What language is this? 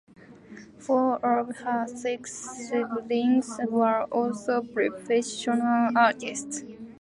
English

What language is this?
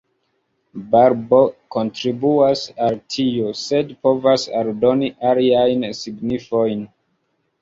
Esperanto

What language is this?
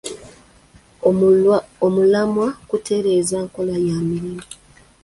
Ganda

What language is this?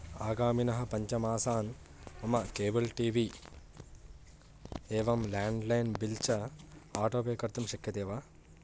Sanskrit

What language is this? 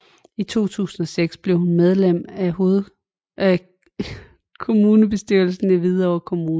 Danish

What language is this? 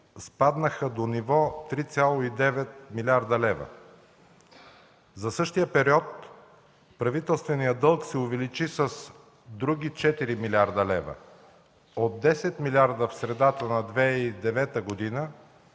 Bulgarian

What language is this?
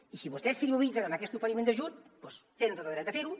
Catalan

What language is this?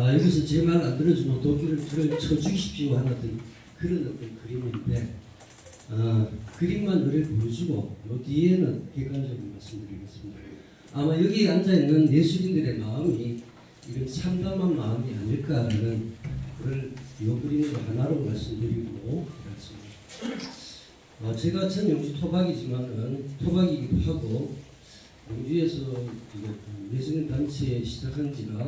Korean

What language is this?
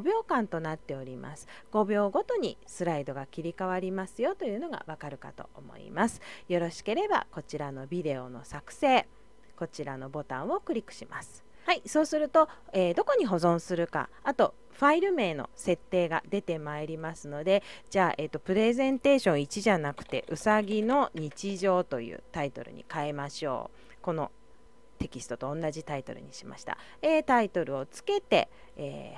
Japanese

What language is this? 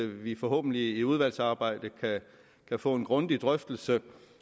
Danish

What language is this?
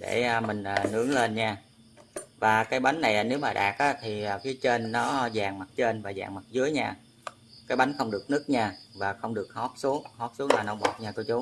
Vietnamese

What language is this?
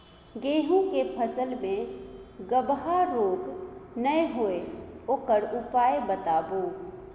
Maithili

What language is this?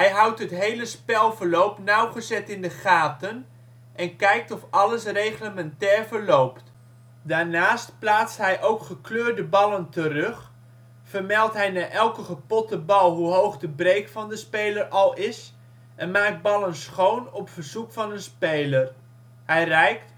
Dutch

